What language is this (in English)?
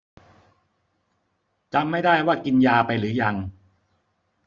Thai